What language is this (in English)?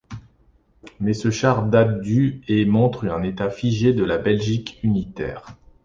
French